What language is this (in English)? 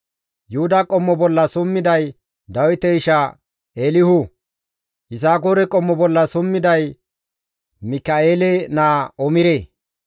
Gamo